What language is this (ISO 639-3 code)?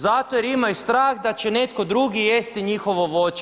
hrv